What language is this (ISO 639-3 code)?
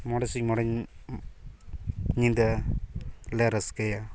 sat